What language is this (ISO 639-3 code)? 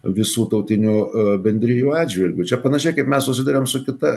lit